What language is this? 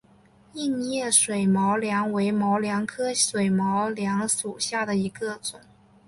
Chinese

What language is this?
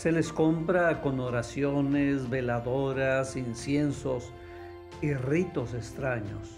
Spanish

